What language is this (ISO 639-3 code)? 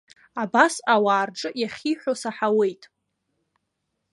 abk